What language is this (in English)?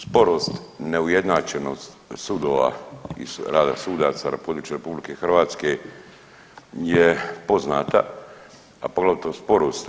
Croatian